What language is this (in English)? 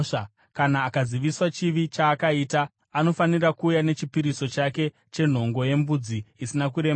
Shona